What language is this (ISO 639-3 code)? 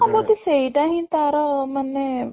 ori